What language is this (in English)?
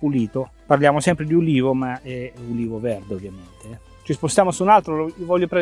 Italian